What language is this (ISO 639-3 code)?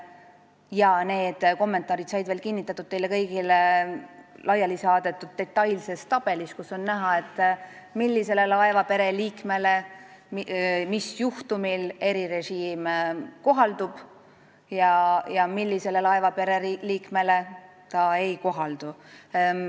est